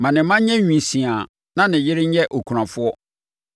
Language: Akan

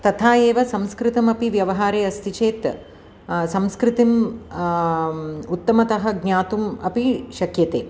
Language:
Sanskrit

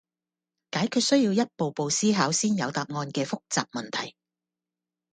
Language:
Cantonese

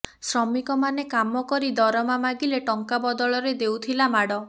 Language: Odia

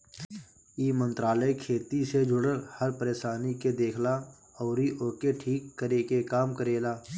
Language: Bhojpuri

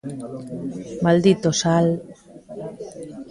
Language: Galician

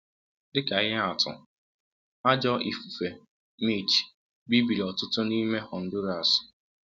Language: Igbo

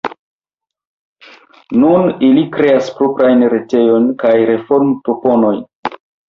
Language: Esperanto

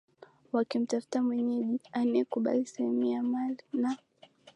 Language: Swahili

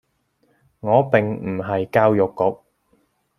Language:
Cantonese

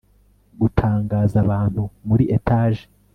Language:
Kinyarwanda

